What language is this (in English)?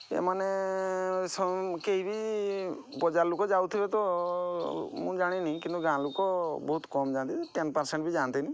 Odia